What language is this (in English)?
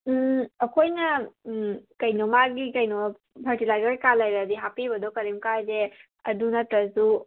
Manipuri